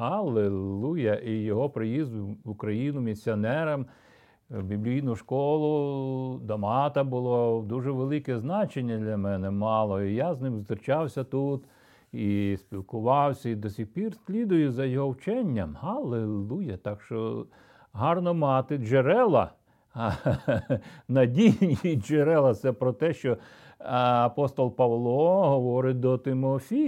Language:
Ukrainian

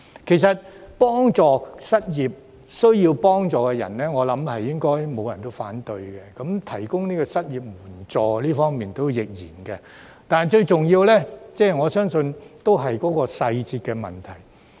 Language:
Cantonese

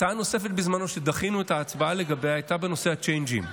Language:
Hebrew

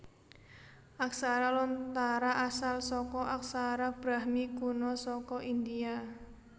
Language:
Javanese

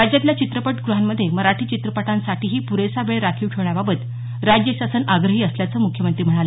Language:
Marathi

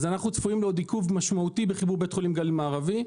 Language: Hebrew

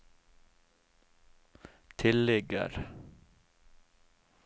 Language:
Norwegian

